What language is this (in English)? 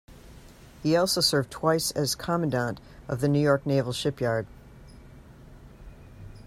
English